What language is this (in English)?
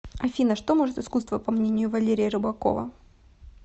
Russian